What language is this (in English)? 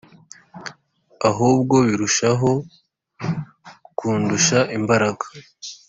Kinyarwanda